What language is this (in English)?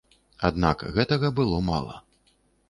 Belarusian